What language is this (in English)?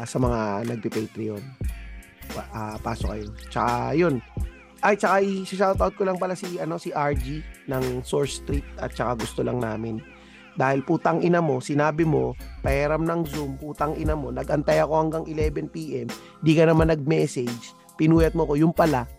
Filipino